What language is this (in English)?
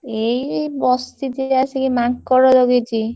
Odia